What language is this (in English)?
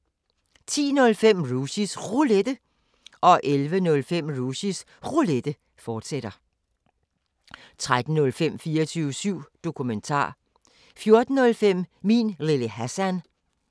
Danish